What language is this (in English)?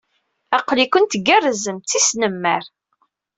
Kabyle